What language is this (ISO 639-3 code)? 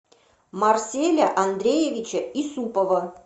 rus